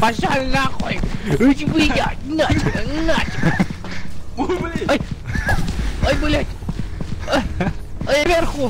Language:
Russian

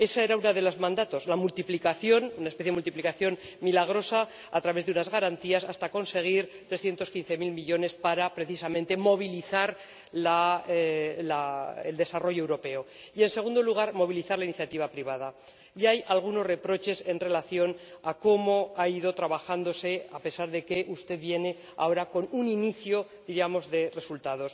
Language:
Spanish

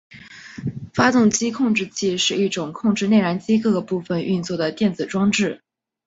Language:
Chinese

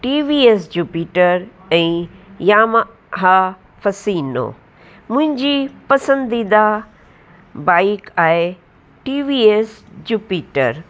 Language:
Sindhi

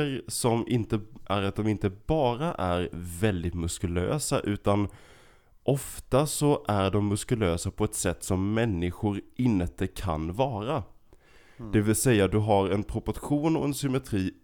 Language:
Swedish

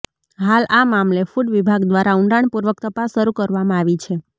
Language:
Gujarati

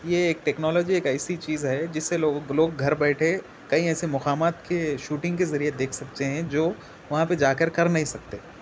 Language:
Urdu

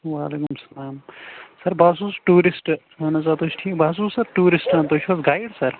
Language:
Kashmiri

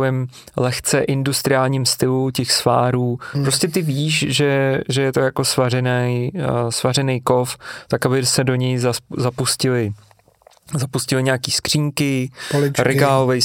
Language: Czech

